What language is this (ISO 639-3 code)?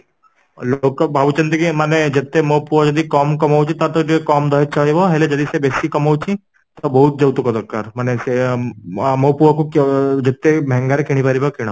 ori